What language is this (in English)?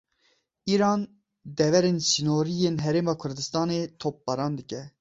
Kurdish